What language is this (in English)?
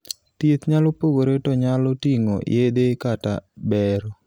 Luo (Kenya and Tanzania)